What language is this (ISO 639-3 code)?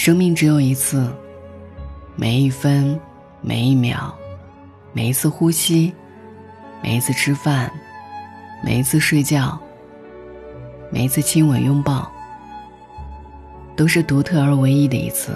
zho